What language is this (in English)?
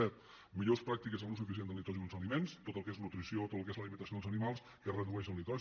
Catalan